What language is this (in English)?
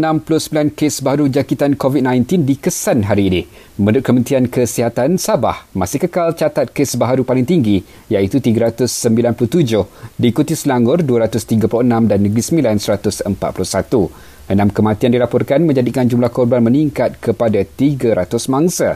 Malay